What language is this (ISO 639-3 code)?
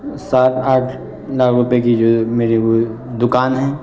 urd